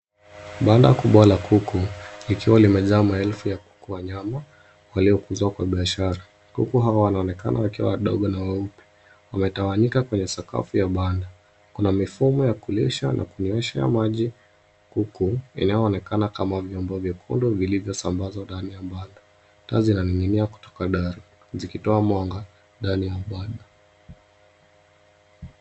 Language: Swahili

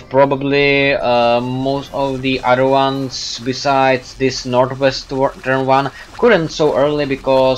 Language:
English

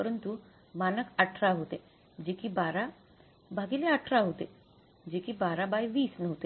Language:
Marathi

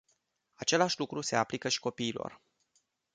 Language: Romanian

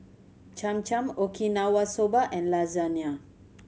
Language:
English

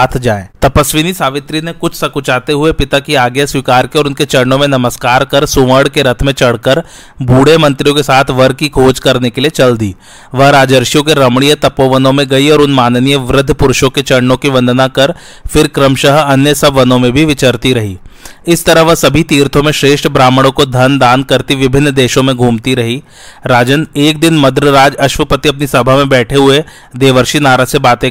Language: Hindi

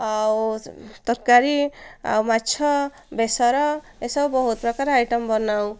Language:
Odia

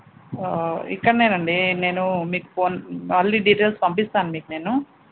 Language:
Telugu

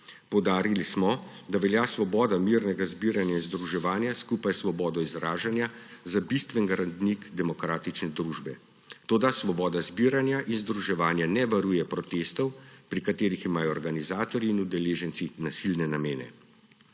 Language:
Slovenian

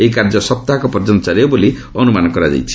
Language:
Odia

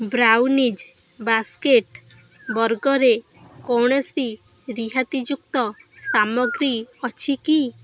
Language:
Odia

